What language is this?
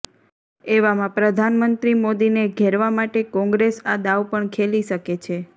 Gujarati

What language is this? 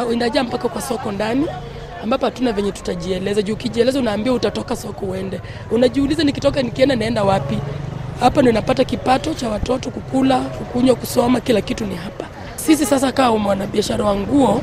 Swahili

